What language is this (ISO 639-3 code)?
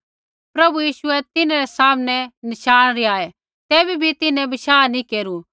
kfx